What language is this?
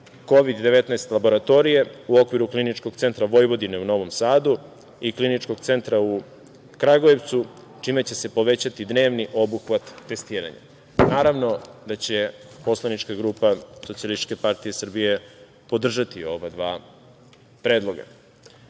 Serbian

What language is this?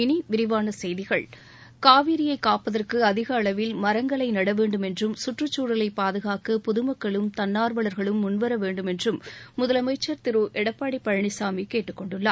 Tamil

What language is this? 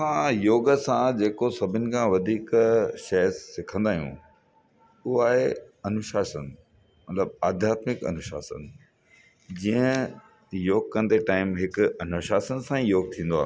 Sindhi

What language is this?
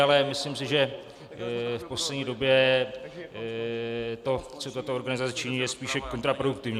Czech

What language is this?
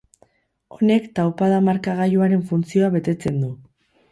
Basque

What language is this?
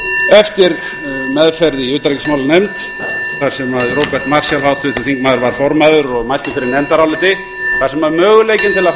Icelandic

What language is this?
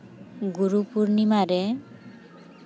Santali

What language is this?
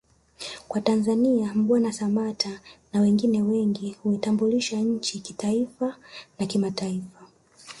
Swahili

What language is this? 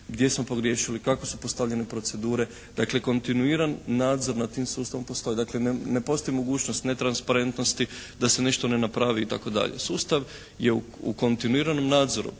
Croatian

